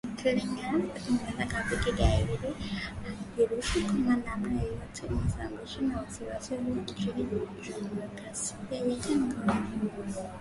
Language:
Swahili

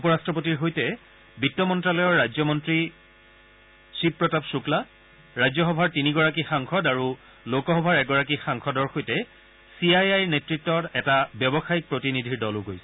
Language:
Assamese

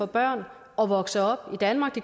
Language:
Danish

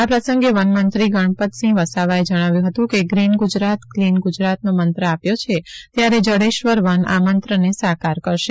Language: Gujarati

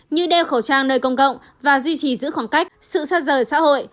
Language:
Vietnamese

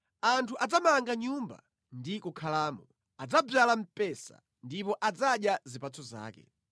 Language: Nyanja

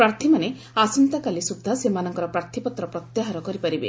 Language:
Odia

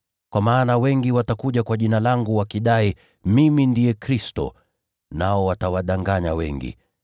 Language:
Swahili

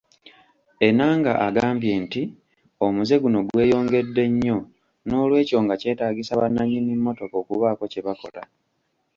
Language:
Ganda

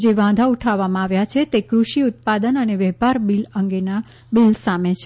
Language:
Gujarati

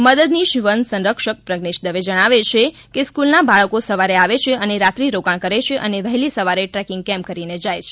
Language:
Gujarati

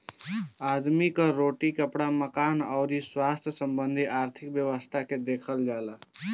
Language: Bhojpuri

